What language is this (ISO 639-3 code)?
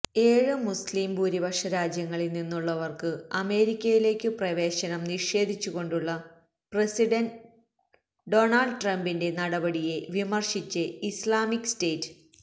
mal